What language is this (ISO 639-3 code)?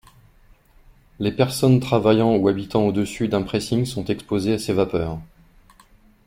fra